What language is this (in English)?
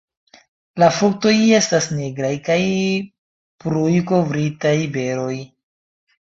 Esperanto